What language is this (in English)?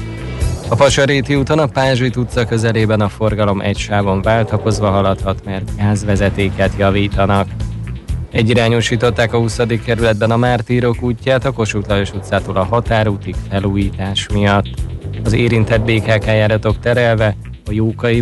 Hungarian